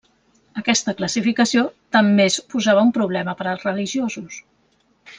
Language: Catalan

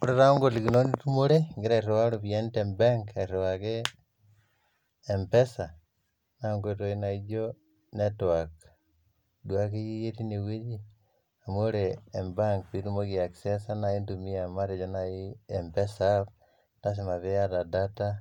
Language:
Masai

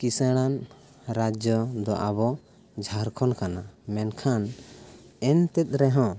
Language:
Santali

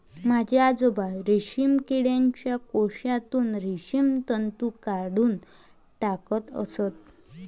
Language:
Marathi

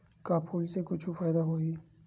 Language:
Chhattisgarhi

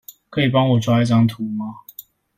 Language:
Chinese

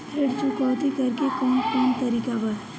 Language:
Bhojpuri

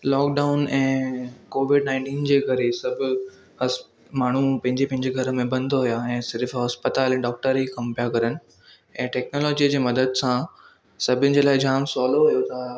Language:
Sindhi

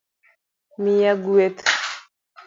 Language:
Luo (Kenya and Tanzania)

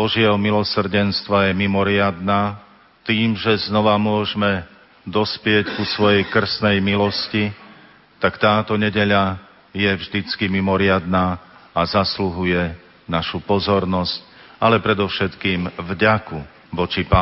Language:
Slovak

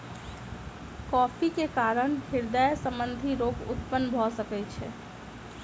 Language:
Maithili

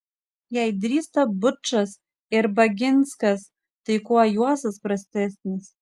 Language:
Lithuanian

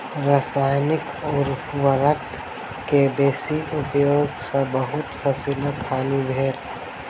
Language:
Maithili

